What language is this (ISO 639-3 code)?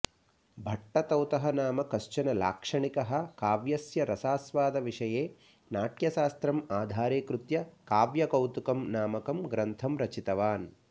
san